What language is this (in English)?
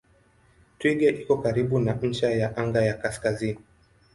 Swahili